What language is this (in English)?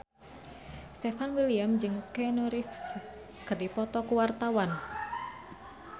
Sundanese